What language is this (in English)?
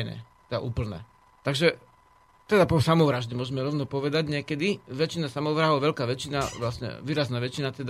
Slovak